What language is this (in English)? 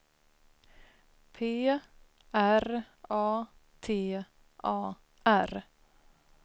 Swedish